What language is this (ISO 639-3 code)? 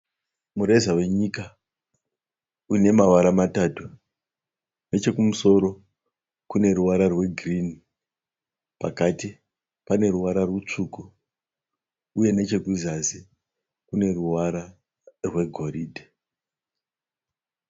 sna